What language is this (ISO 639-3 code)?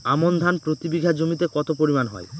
ben